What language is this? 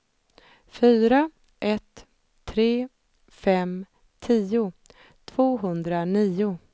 Swedish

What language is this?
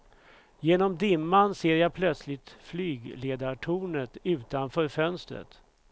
Swedish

